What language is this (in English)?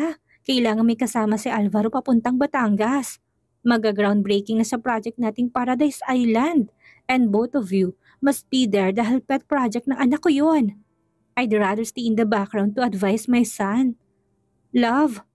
Filipino